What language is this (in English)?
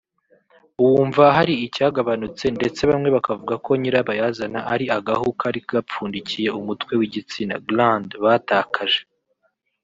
Kinyarwanda